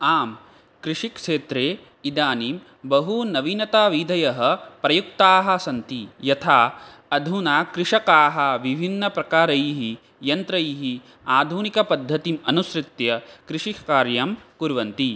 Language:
Sanskrit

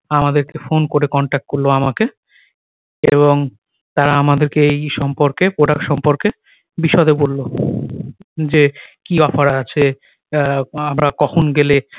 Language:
Bangla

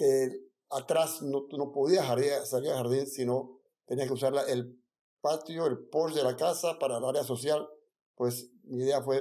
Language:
Spanish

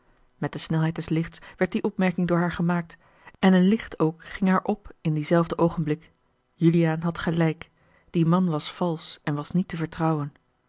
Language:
Dutch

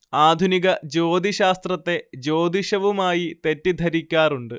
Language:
Malayalam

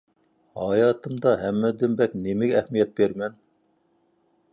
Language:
Uyghur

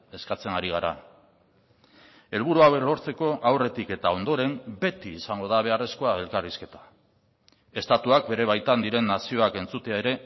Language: Basque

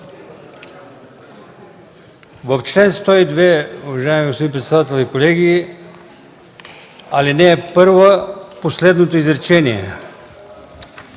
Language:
Bulgarian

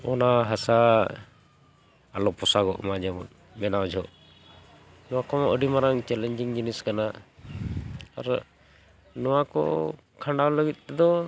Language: Santali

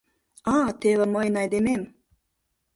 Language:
Mari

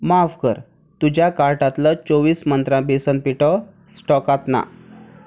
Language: Konkani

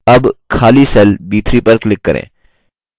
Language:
Hindi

